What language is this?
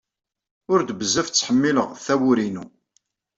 Kabyle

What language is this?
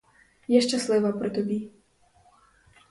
Ukrainian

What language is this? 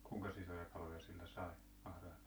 Finnish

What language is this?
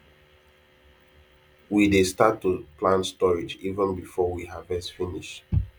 Nigerian Pidgin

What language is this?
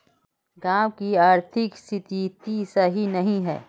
Magahi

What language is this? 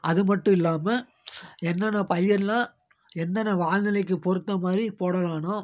Tamil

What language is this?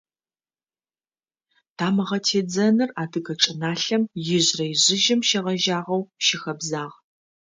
Adyghe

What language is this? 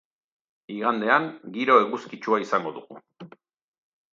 Basque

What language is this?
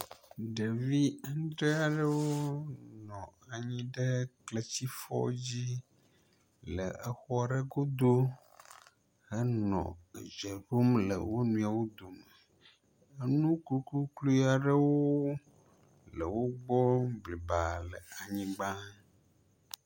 Ewe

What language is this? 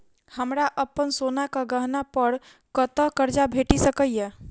Maithili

